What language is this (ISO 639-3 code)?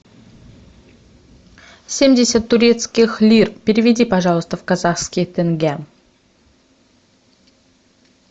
rus